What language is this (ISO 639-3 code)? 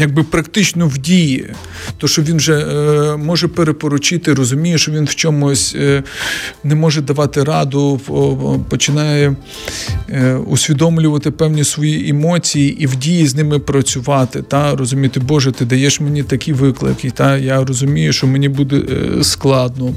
ukr